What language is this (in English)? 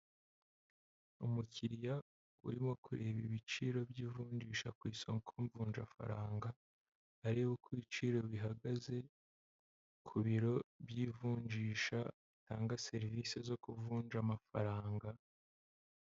Kinyarwanda